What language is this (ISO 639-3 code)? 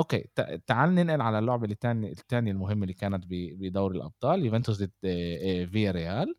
ara